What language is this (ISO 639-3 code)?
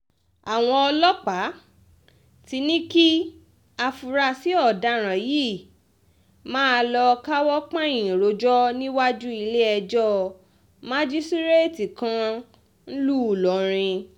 yor